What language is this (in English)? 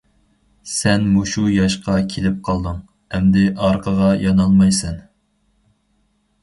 Uyghur